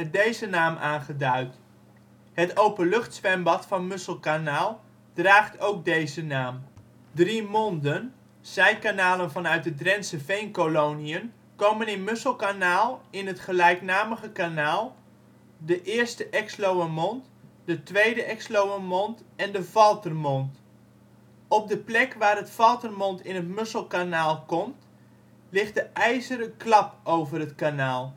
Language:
Dutch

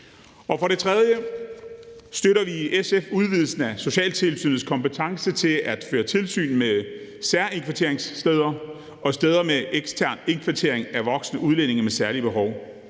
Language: Danish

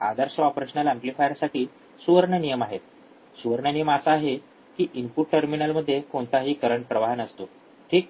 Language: Marathi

